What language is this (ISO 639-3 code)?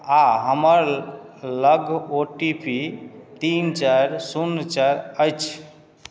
mai